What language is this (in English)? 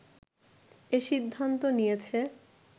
Bangla